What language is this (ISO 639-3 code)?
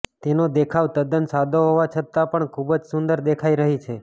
guj